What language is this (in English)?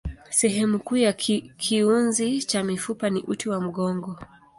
Swahili